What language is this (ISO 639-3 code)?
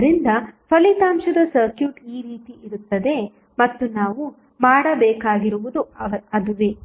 kan